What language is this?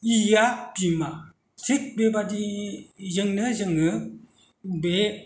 Bodo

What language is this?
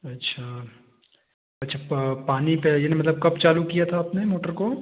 Hindi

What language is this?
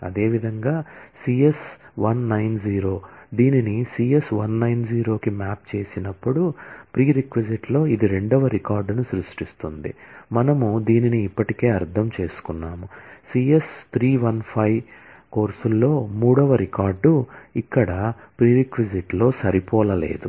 Telugu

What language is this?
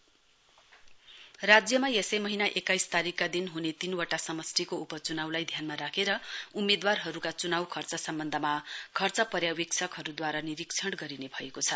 Nepali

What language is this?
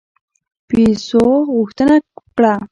Pashto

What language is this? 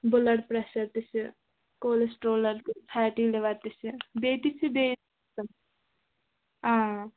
Kashmiri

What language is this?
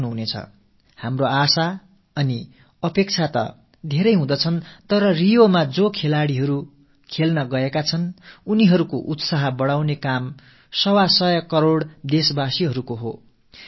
Tamil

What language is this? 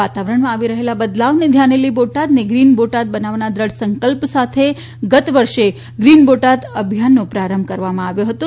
Gujarati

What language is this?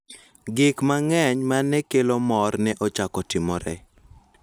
Luo (Kenya and Tanzania)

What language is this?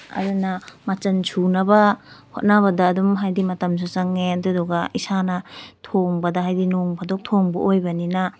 Manipuri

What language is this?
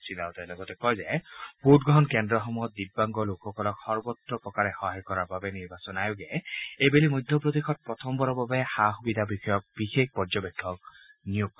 Assamese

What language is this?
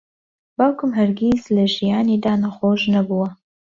Central Kurdish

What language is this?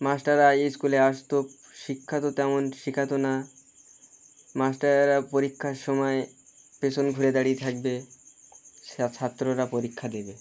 Bangla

